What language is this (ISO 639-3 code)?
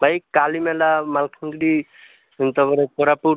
ori